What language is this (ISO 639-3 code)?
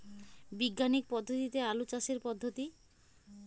ben